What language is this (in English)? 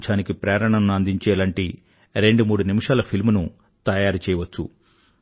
Telugu